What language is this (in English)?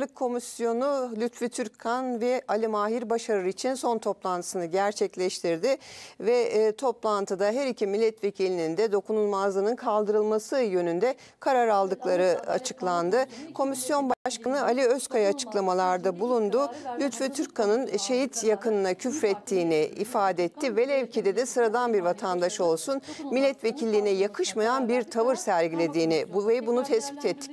Turkish